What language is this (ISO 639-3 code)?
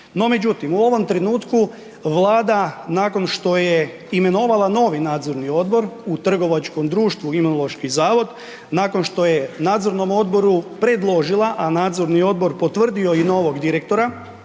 hrv